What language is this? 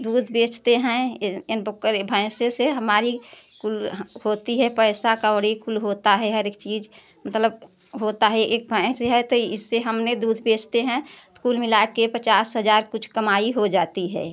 Hindi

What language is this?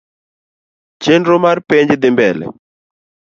Luo (Kenya and Tanzania)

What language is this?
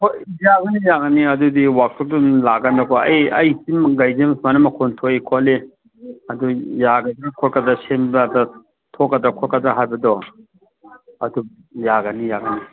Manipuri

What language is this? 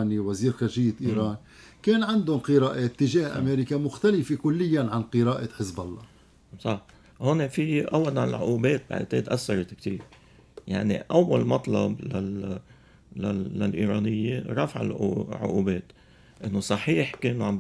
Arabic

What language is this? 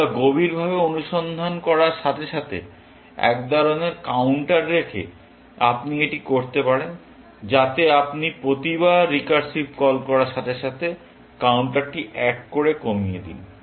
Bangla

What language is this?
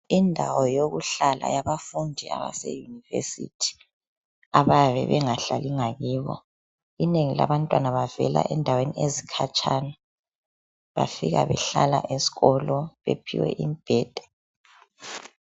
North Ndebele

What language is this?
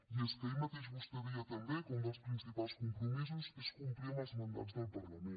Catalan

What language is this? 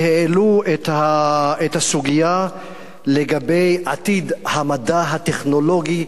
Hebrew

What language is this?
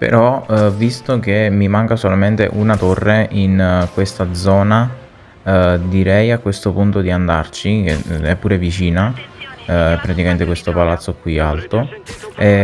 Italian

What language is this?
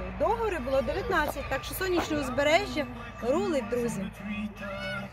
Russian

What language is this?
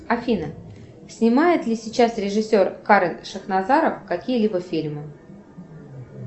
Russian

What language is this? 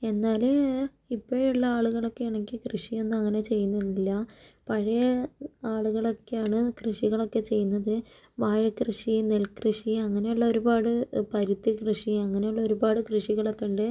Malayalam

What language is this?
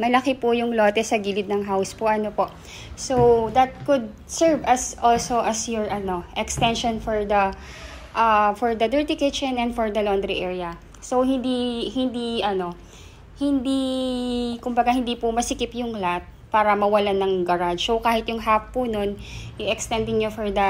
Filipino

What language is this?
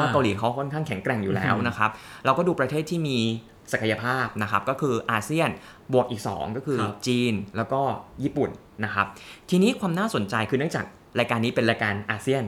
Thai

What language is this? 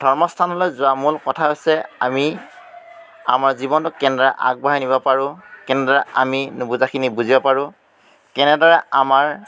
Assamese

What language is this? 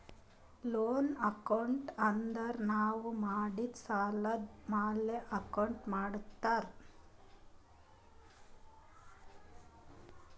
Kannada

